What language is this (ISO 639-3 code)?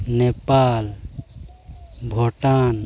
sat